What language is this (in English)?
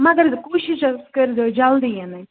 Kashmiri